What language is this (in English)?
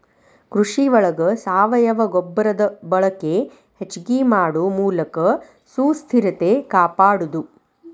Kannada